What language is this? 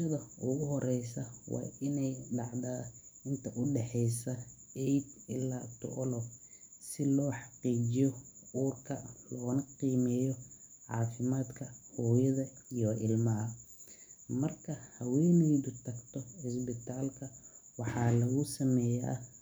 Somali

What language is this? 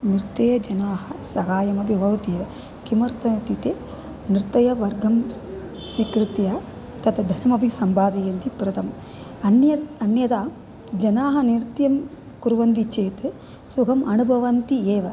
Sanskrit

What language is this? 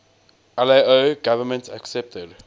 English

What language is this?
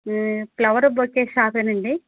Telugu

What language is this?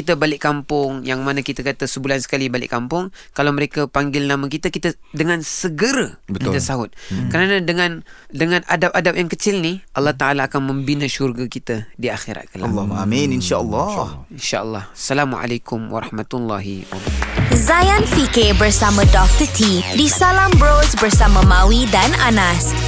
Malay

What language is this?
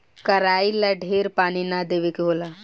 Bhojpuri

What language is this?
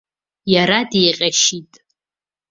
Abkhazian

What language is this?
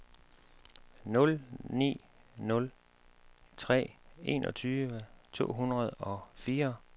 Danish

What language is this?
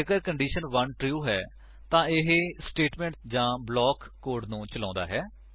Punjabi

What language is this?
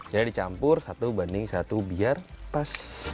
Indonesian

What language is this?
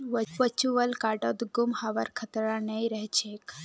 Magahi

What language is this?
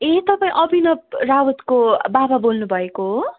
Nepali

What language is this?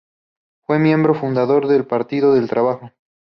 Spanish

